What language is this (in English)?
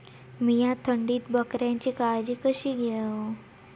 Marathi